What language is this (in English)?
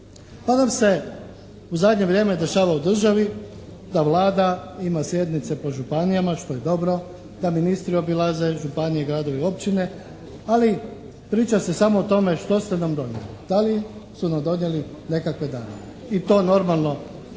Croatian